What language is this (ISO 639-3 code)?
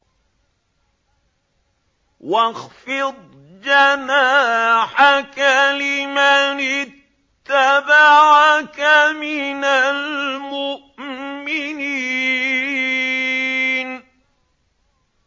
ara